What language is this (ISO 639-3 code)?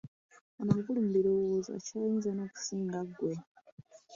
lug